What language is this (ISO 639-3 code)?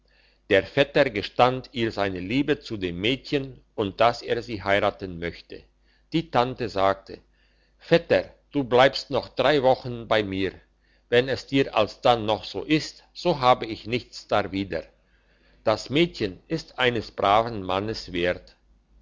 deu